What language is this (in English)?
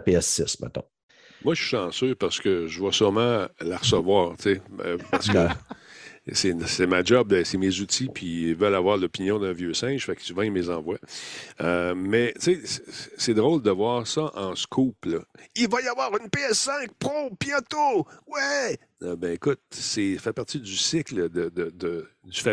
French